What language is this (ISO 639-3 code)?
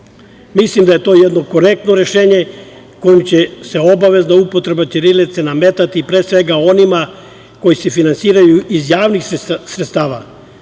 srp